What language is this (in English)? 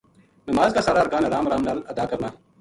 Gujari